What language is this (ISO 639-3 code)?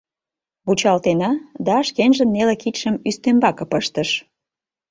chm